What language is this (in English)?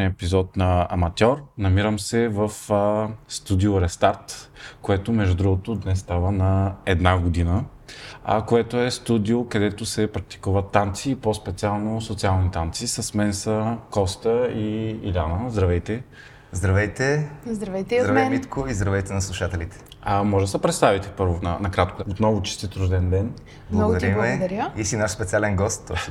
Bulgarian